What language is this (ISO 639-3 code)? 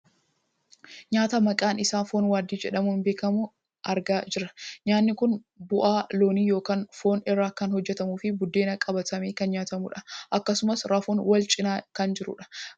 orm